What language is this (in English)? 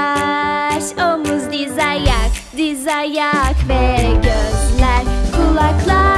Turkish